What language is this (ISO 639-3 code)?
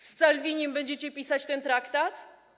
pol